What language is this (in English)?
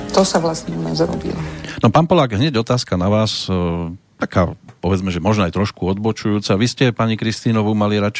Slovak